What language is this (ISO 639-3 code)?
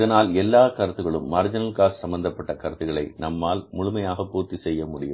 tam